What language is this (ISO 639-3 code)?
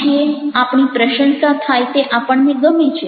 guj